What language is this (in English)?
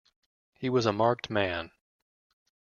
English